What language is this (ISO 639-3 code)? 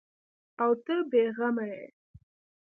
pus